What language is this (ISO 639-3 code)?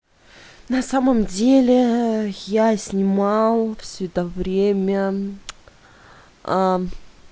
rus